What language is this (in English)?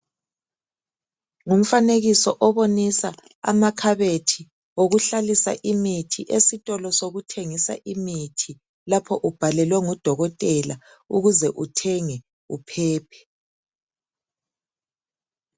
North Ndebele